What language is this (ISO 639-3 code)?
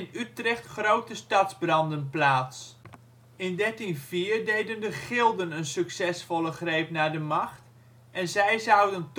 nld